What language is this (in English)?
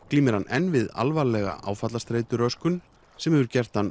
Icelandic